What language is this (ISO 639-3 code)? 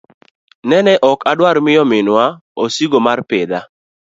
luo